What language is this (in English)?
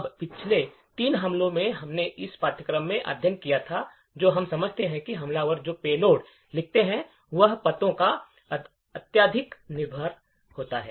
Hindi